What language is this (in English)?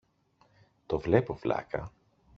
Greek